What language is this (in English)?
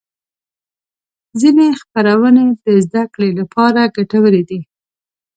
Pashto